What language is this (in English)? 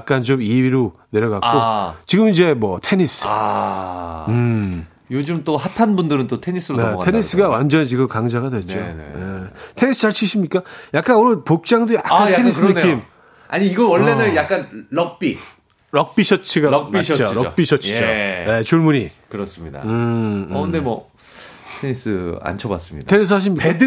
Korean